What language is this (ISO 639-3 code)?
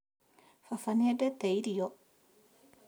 kik